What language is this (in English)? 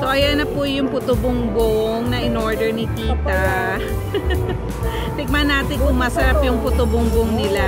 Filipino